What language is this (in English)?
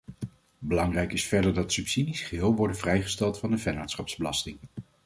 Dutch